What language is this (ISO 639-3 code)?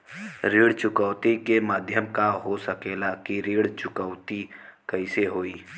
bho